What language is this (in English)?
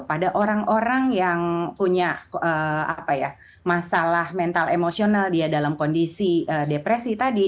Indonesian